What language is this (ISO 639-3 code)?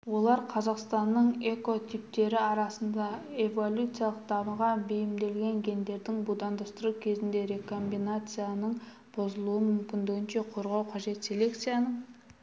kaz